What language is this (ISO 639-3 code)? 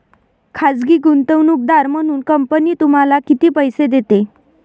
mar